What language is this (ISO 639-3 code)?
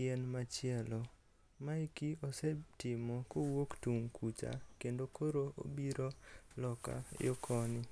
luo